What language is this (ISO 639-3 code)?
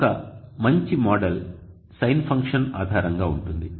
tel